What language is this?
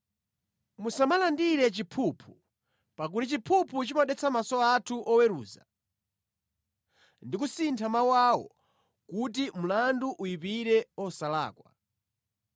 Nyanja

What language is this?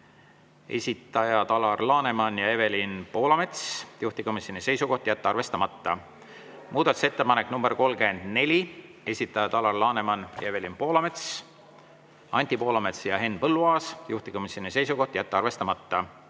Estonian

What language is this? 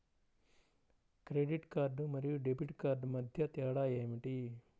Telugu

